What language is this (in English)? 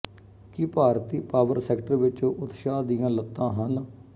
Punjabi